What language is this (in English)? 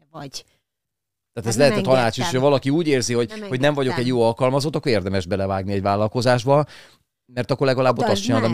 Hungarian